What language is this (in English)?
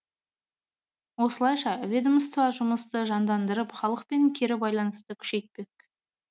Kazakh